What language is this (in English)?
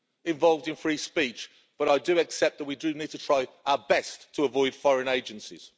English